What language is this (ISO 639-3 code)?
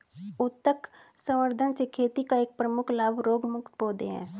hin